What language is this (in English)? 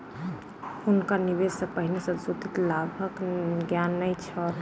Maithili